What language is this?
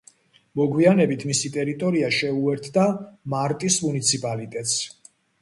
Georgian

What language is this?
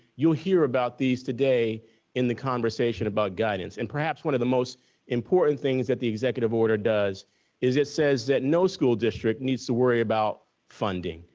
English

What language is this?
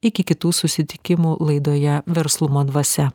Lithuanian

